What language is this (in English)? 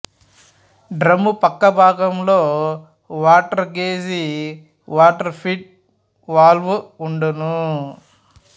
Telugu